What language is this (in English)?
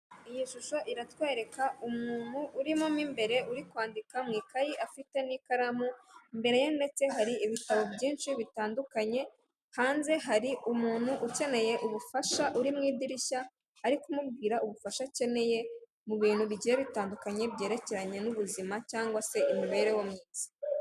Kinyarwanda